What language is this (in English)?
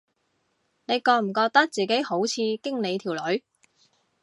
Cantonese